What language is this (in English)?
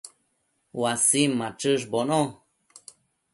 Matsés